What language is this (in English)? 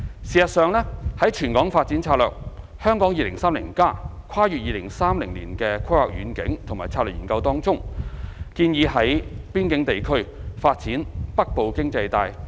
Cantonese